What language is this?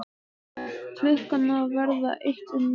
Icelandic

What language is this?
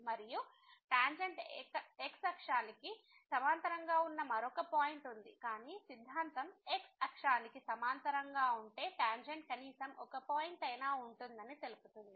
Telugu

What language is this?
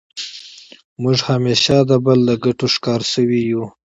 Pashto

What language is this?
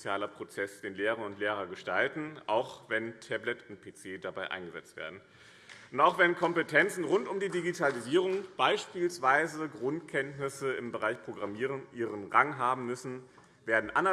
German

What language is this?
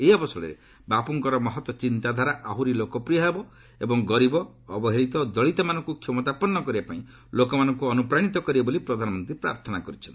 Odia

